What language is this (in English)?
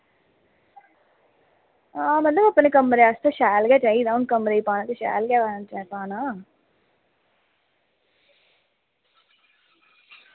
Dogri